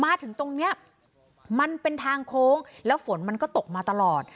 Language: Thai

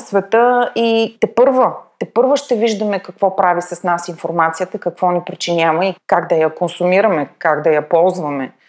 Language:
Bulgarian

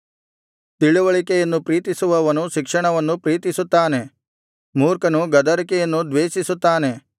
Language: Kannada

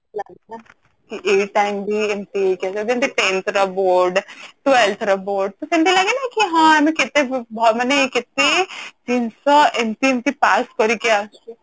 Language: Odia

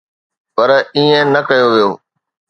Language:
Sindhi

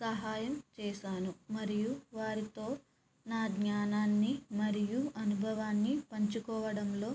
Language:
Telugu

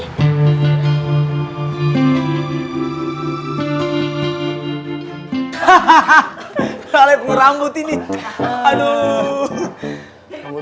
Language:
Indonesian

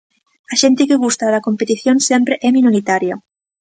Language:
Galician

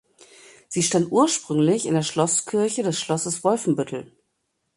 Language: German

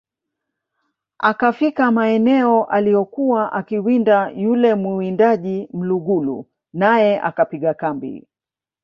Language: Swahili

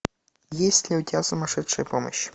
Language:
Russian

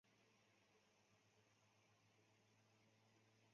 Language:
Chinese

